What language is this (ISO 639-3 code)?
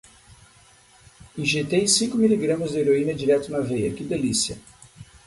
por